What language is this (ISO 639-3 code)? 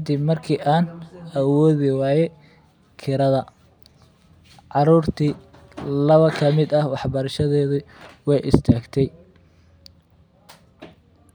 som